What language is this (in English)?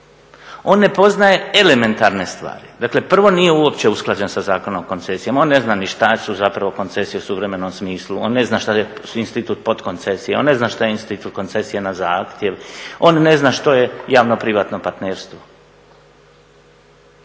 Croatian